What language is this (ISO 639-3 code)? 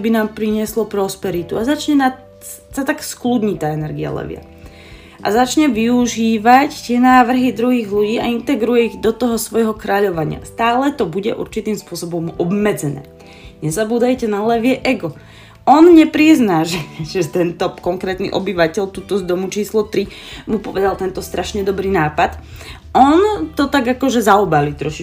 slk